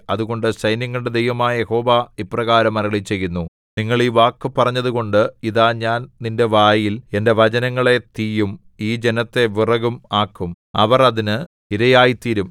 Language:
Malayalam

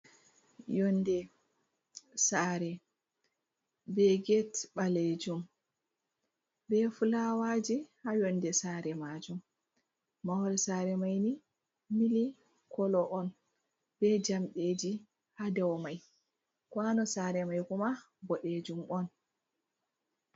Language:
Fula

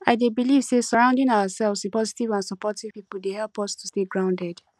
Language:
Nigerian Pidgin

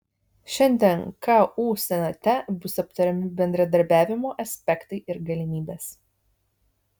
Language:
Lithuanian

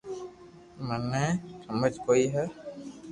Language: Loarki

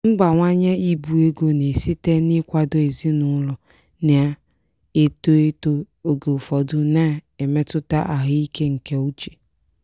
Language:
Igbo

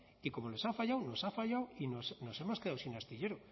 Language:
Spanish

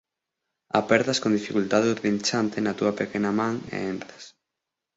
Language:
Galician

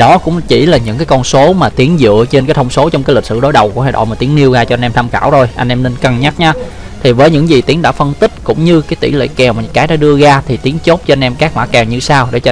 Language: Vietnamese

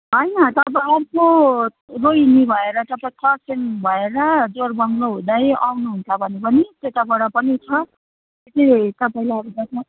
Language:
Nepali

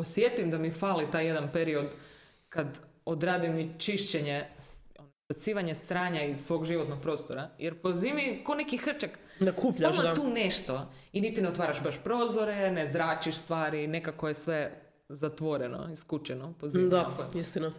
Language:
Croatian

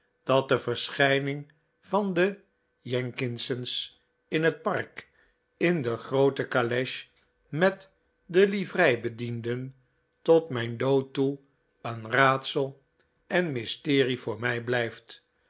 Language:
Dutch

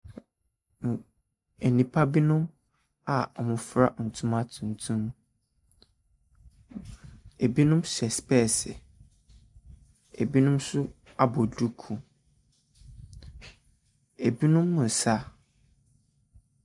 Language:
Akan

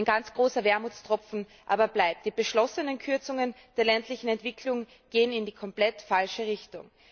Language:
German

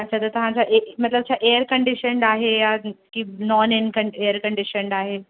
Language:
Sindhi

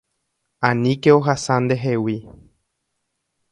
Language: Guarani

